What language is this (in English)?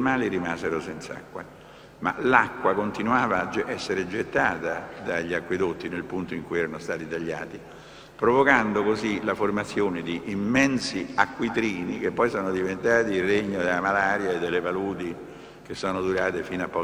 Italian